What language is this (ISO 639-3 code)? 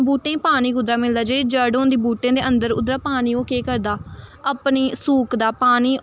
doi